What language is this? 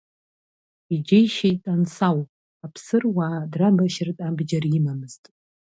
Abkhazian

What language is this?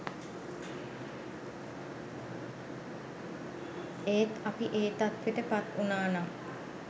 Sinhala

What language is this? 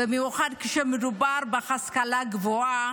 Hebrew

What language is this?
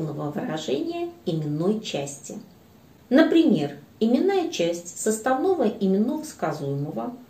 Russian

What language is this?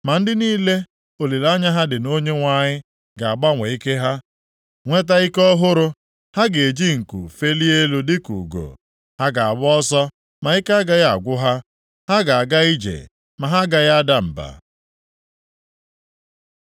Igbo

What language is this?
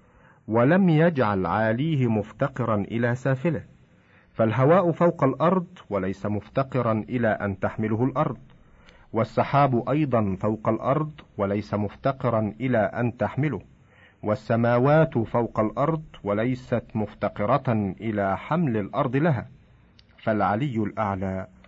Arabic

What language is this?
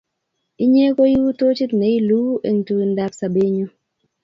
Kalenjin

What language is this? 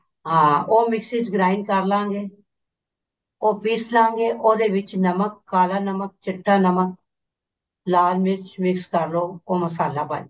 Punjabi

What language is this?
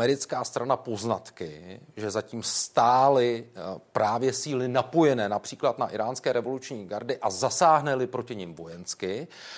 Czech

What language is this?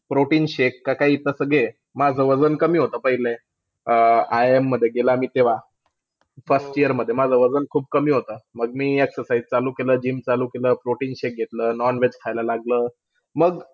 Marathi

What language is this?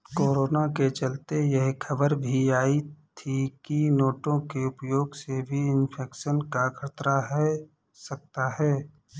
Hindi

